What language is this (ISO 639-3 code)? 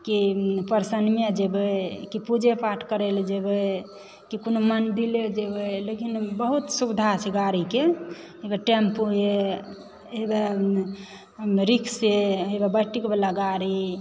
mai